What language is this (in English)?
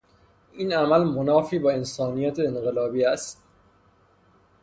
Persian